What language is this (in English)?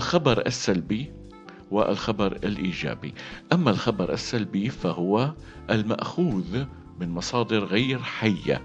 Arabic